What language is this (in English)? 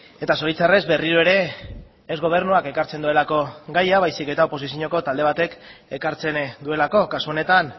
Basque